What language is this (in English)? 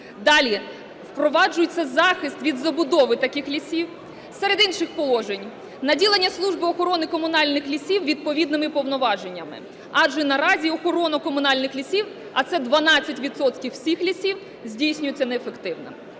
Ukrainian